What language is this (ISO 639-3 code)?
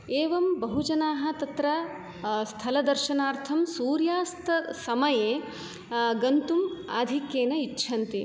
san